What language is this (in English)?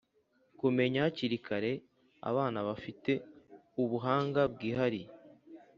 Kinyarwanda